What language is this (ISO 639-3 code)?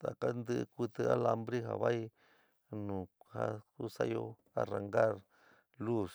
mig